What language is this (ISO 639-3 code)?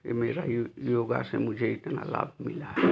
hin